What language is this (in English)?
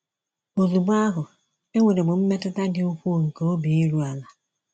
Igbo